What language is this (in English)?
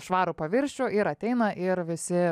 Lithuanian